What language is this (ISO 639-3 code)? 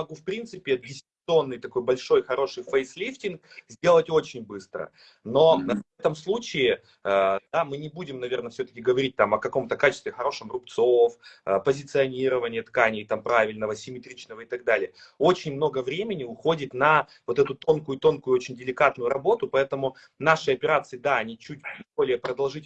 rus